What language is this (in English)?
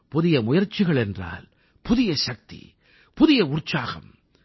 Tamil